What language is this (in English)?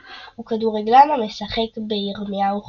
Hebrew